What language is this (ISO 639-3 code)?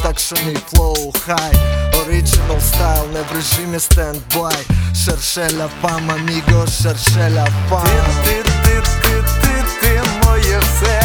ukr